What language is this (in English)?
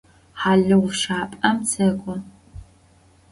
Adyghe